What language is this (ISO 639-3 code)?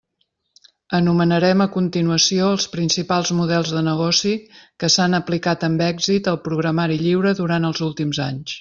cat